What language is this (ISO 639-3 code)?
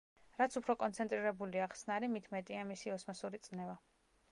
kat